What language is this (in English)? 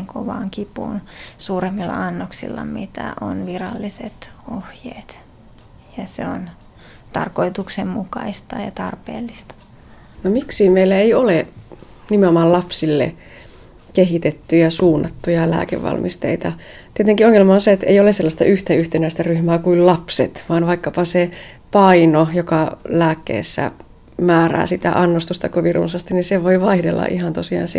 Finnish